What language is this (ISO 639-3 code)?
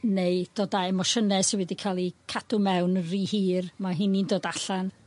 cym